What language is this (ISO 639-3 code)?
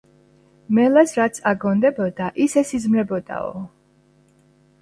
kat